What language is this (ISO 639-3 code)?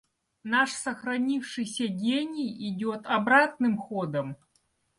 rus